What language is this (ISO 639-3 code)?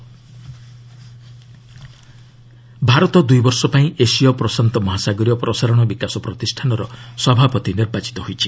ori